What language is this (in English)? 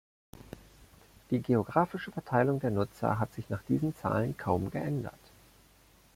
German